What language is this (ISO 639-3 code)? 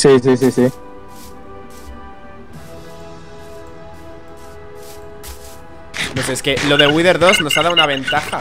spa